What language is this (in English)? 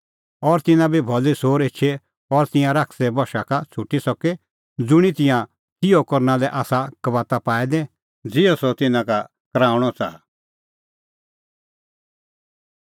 Kullu Pahari